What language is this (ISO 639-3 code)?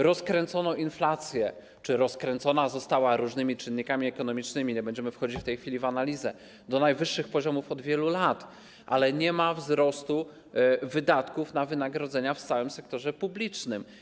pol